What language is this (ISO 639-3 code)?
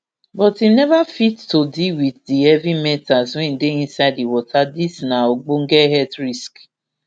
pcm